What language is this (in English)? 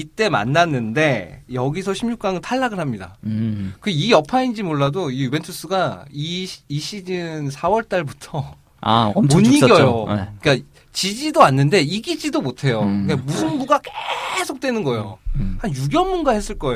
Korean